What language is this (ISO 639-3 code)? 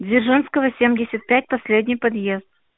rus